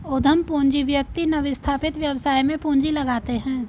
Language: Hindi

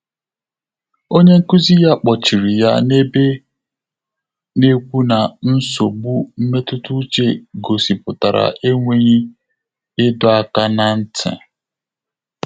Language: Igbo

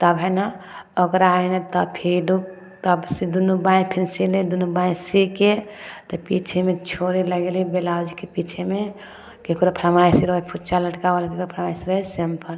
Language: Maithili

